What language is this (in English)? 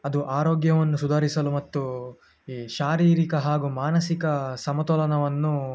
Kannada